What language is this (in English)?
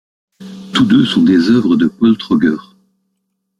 French